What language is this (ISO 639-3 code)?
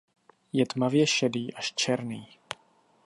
ces